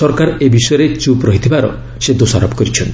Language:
Odia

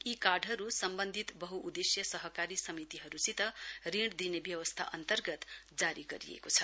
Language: Nepali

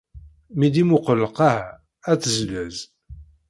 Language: Kabyle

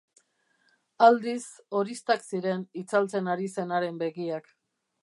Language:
Basque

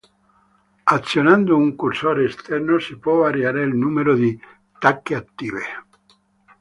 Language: Italian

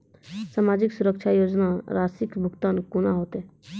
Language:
Maithili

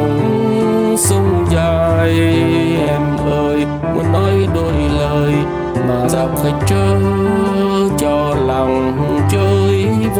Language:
Vietnamese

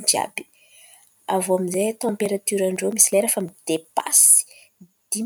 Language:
Antankarana Malagasy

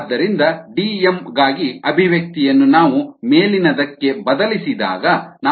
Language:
Kannada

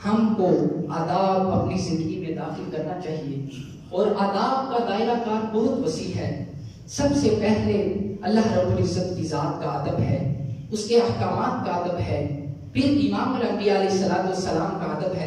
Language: Hindi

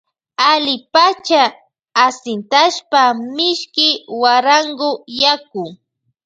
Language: Loja Highland Quichua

